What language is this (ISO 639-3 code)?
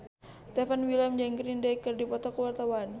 sun